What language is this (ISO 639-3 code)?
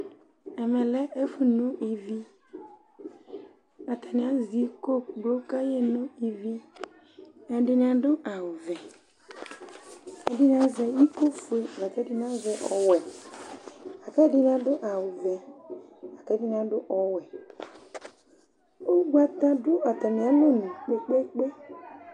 kpo